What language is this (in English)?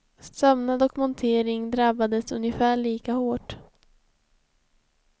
Swedish